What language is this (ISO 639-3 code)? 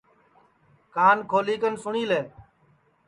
ssi